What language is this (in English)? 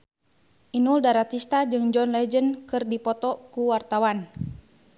Sundanese